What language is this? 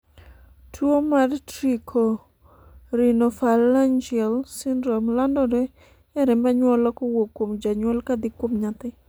Luo (Kenya and Tanzania)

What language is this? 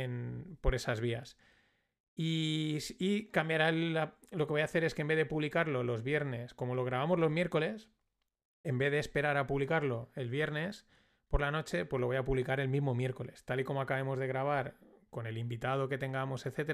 Spanish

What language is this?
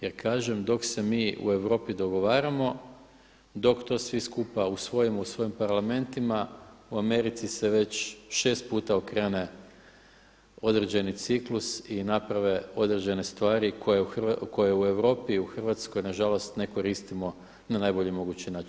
Croatian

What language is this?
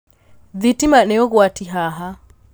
Kikuyu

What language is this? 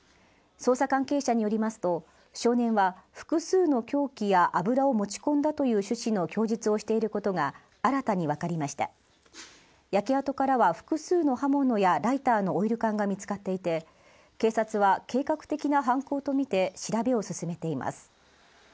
Japanese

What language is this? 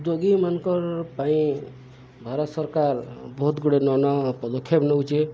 Odia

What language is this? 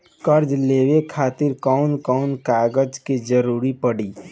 Bhojpuri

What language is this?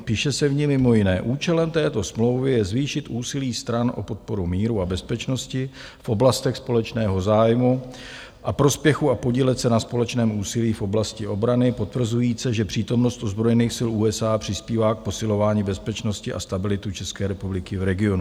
Czech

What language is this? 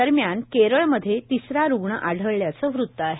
Marathi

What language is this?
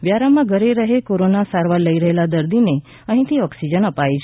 Gujarati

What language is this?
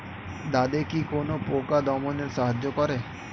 Bangla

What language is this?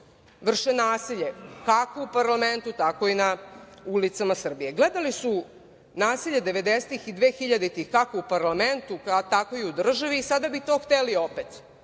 Serbian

